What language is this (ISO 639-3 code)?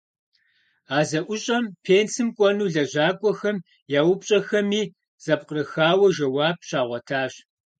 kbd